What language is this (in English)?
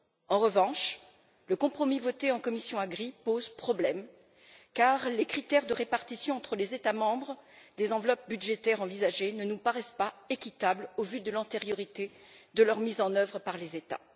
French